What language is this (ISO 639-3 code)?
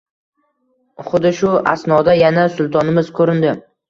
uzb